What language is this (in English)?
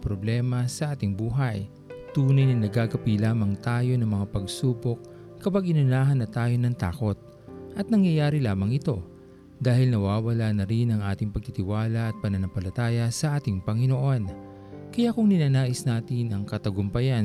Filipino